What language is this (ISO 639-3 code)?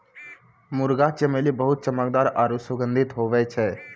mai